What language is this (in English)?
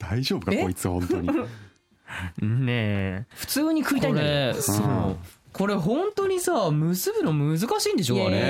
Japanese